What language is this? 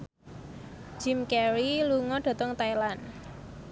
Javanese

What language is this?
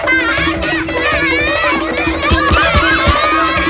Indonesian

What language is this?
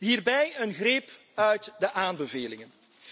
Dutch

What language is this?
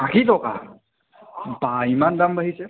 Assamese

